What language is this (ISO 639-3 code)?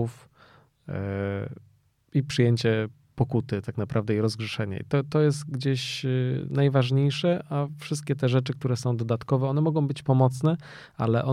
pol